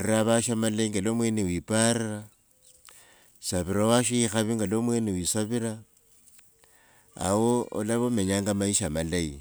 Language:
Wanga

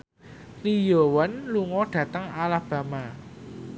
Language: Javanese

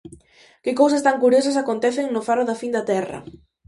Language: Galician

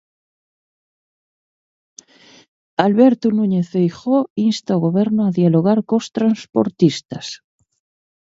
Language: Galician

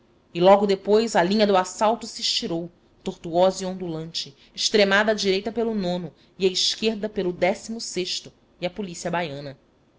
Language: Portuguese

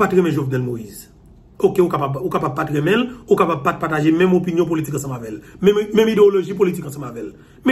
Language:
French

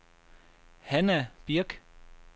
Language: Danish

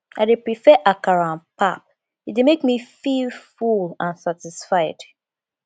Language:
Nigerian Pidgin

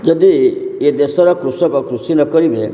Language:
Odia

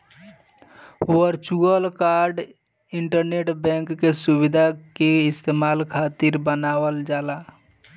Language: Bhojpuri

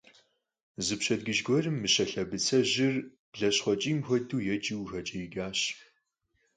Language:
Kabardian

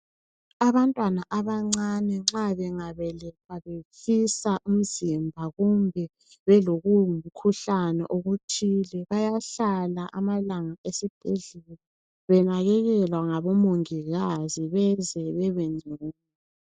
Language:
North Ndebele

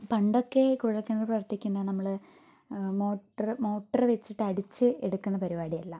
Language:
Malayalam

